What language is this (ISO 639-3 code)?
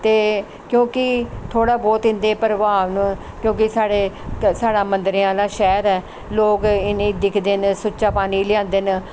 doi